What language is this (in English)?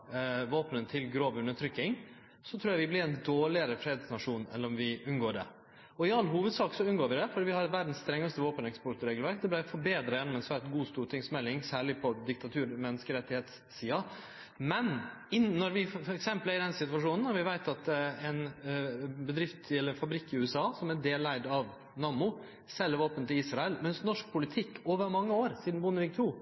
Norwegian Nynorsk